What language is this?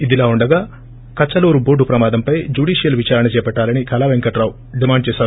Telugu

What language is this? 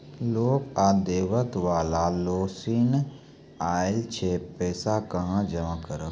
Maithili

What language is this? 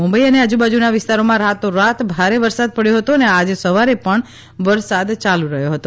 Gujarati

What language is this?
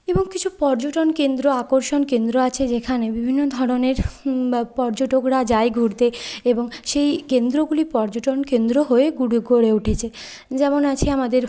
Bangla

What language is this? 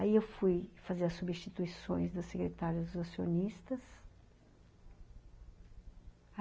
Portuguese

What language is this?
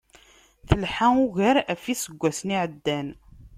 Kabyle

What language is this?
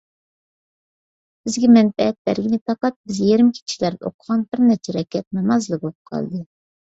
Uyghur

